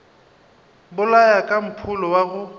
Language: Northern Sotho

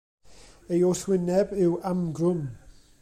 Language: Welsh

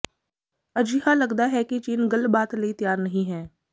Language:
Punjabi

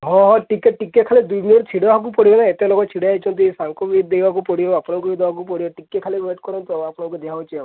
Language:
Odia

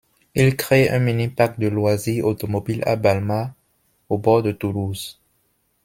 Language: French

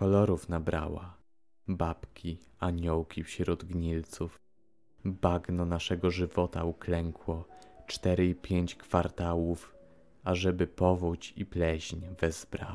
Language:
Polish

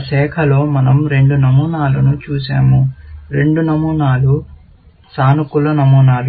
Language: Telugu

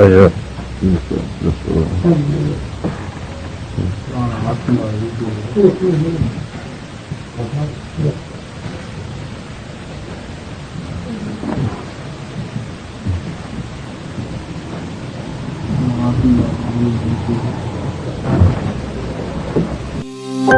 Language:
Kazakh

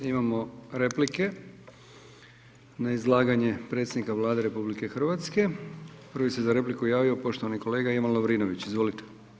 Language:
Croatian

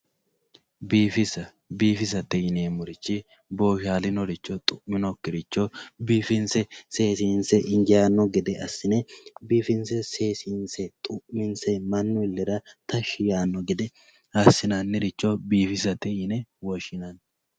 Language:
Sidamo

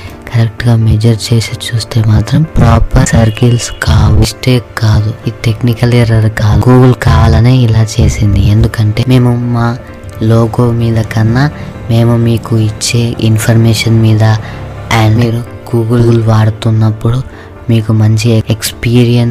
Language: Telugu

